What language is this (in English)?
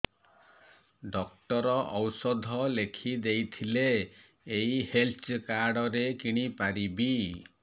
Odia